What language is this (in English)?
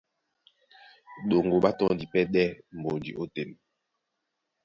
Duala